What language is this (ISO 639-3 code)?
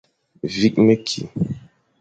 fan